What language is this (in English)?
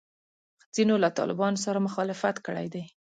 Pashto